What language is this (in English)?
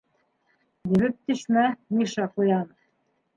Bashkir